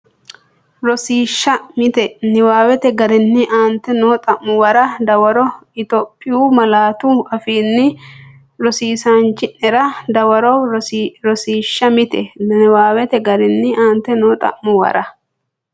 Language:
Sidamo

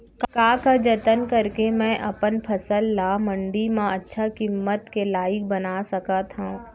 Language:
Chhattisgarhi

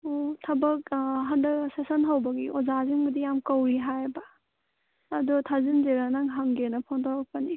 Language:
Manipuri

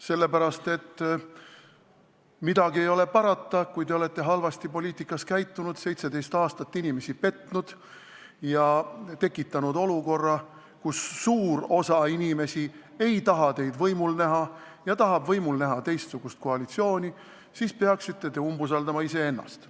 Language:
Estonian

